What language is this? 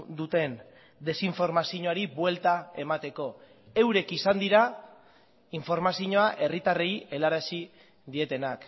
Basque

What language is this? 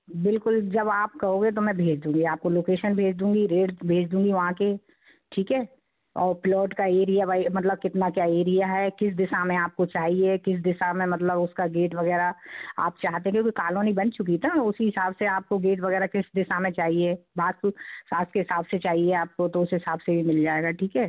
Hindi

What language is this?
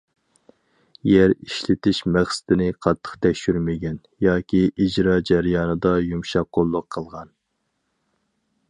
Uyghur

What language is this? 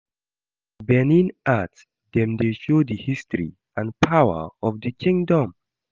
Nigerian Pidgin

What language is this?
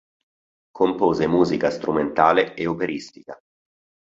Italian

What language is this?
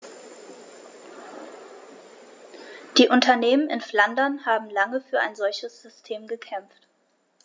German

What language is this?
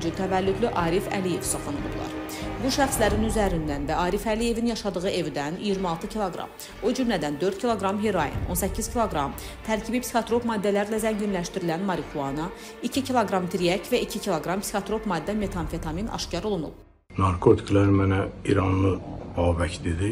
Turkish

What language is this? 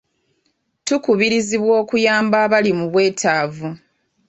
Ganda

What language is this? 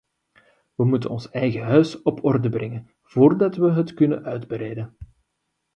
Dutch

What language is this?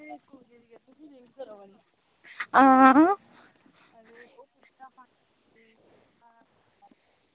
Dogri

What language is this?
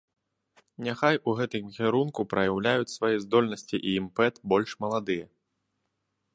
Belarusian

